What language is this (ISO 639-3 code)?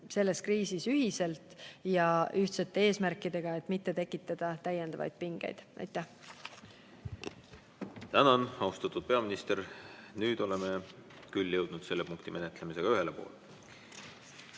est